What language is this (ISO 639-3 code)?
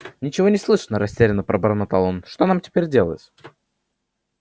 rus